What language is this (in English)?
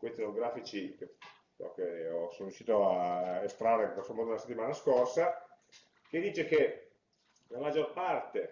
Italian